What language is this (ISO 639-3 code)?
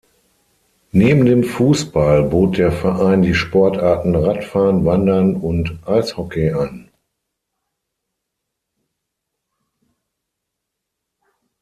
deu